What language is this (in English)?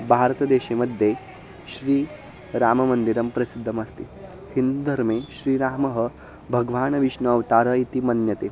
Sanskrit